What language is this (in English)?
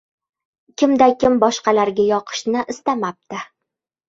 Uzbek